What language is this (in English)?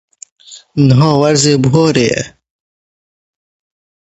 Kurdish